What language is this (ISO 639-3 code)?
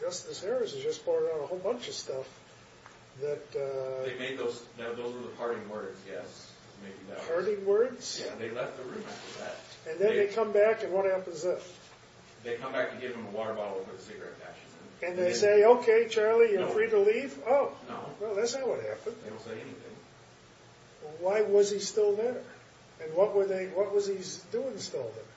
eng